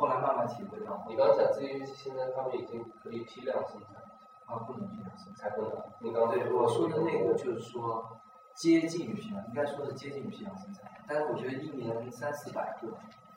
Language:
Chinese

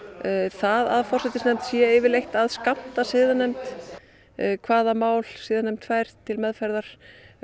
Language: Icelandic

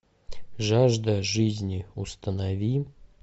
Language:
Russian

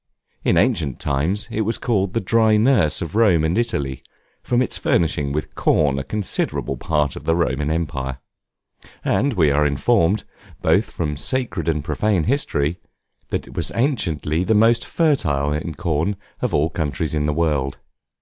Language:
English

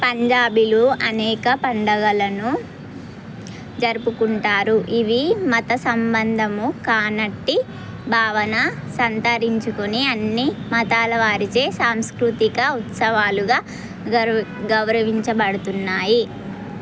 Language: Telugu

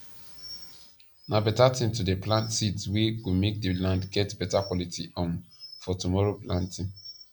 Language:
Nigerian Pidgin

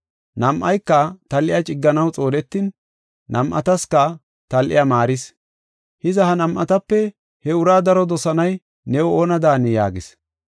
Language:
Gofa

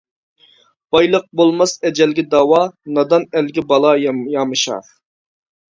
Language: Uyghur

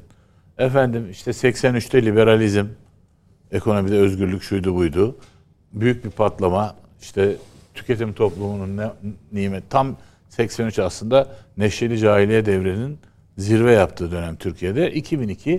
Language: Turkish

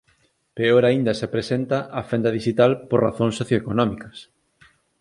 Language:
Galician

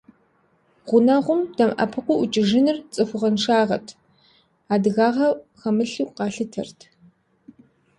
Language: Kabardian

